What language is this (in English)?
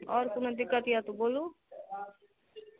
Maithili